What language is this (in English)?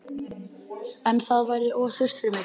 Icelandic